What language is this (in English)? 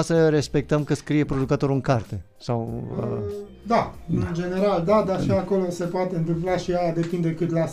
Romanian